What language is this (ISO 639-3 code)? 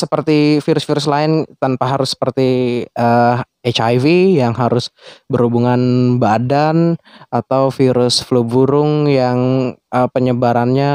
ind